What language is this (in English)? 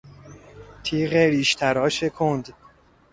Persian